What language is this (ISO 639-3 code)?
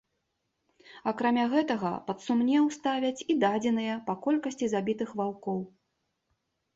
bel